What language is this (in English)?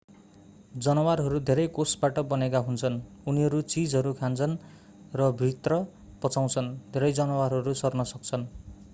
Nepali